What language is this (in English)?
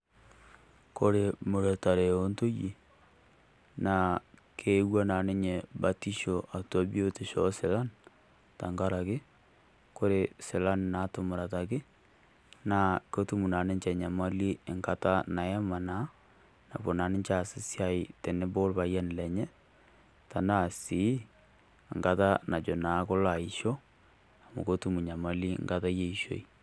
Masai